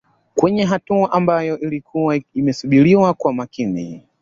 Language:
Swahili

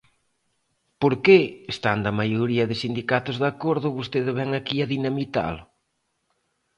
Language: Galician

